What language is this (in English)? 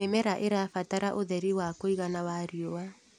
Kikuyu